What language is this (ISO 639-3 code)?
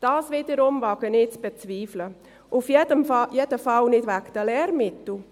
gsw